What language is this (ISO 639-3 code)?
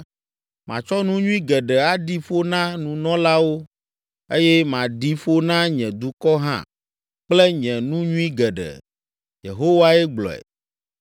ewe